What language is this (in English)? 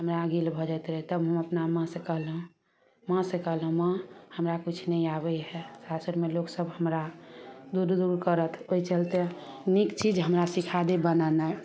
Maithili